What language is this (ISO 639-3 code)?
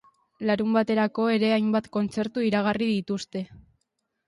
eus